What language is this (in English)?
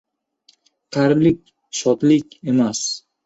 Uzbek